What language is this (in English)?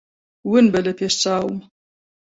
Central Kurdish